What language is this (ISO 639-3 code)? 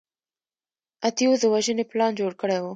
pus